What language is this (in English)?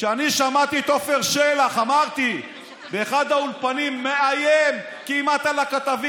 Hebrew